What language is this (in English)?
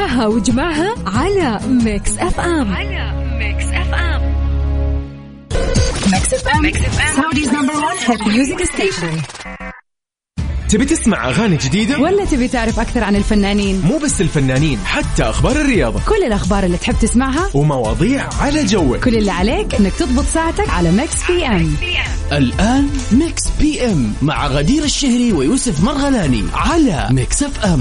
Arabic